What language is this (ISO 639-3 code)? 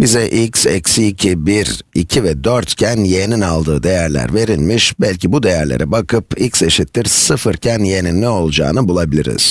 tur